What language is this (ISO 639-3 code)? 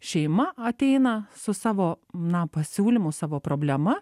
lit